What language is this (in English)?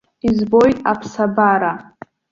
Abkhazian